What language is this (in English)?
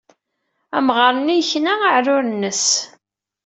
Kabyle